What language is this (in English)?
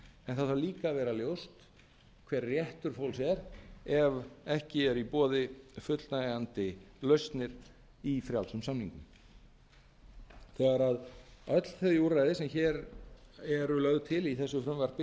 Icelandic